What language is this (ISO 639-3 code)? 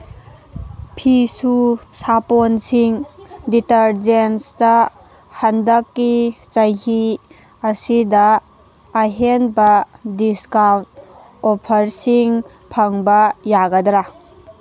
mni